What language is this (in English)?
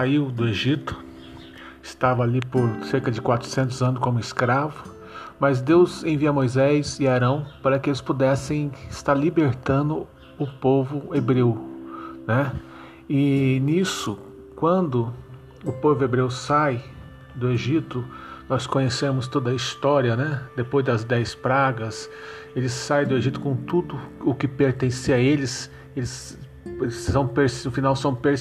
Portuguese